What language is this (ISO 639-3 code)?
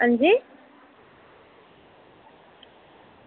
doi